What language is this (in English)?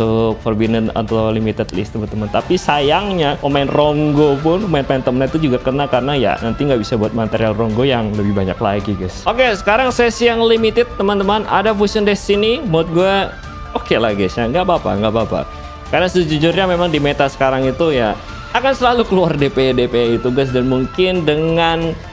Indonesian